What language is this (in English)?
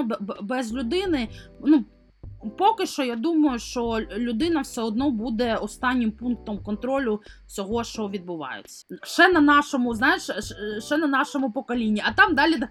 Ukrainian